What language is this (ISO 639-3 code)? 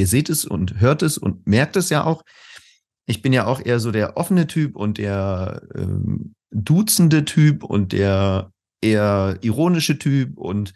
deu